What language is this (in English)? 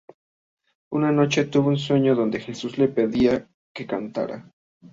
Spanish